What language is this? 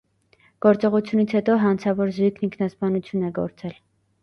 Armenian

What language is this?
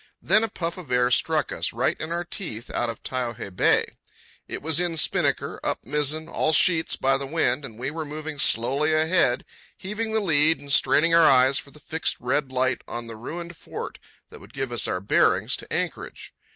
English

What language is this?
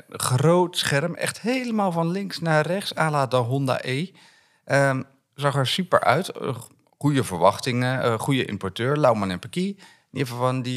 Dutch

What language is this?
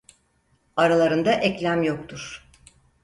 Turkish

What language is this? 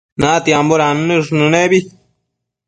Matsés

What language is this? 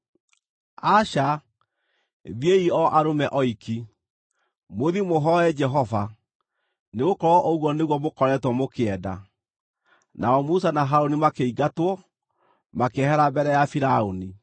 Kikuyu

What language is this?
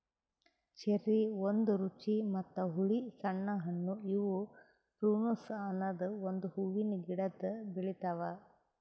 Kannada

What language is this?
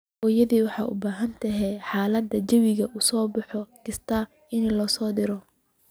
Somali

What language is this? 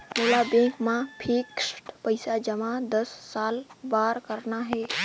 Chhattisgarhi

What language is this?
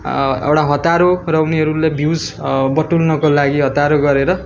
Nepali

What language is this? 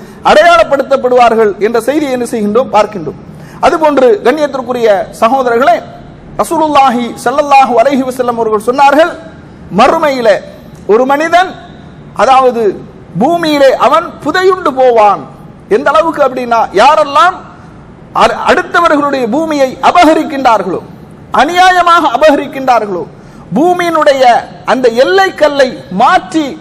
Arabic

